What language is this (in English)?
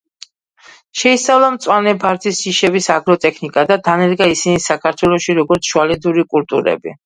Georgian